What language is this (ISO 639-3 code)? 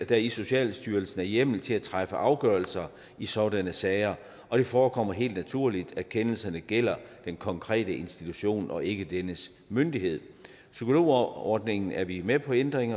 dan